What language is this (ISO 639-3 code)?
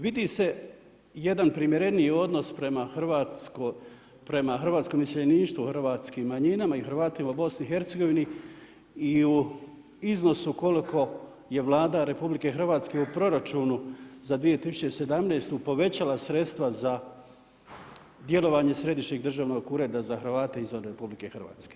hrv